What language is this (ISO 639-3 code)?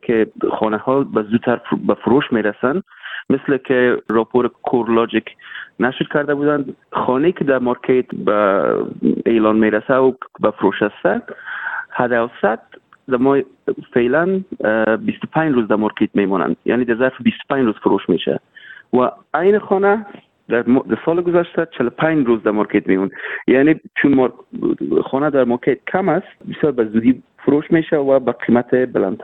fas